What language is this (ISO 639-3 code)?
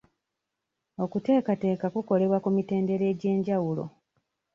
lug